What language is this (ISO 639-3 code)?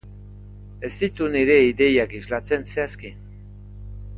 eus